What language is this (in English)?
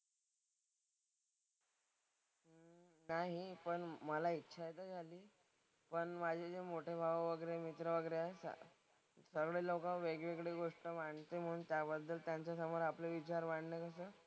Marathi